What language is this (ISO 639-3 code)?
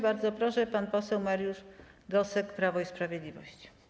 pol